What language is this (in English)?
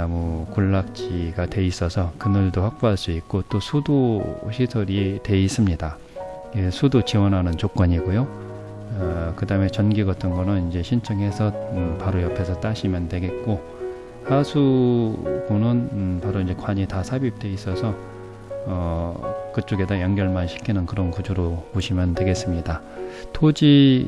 Korean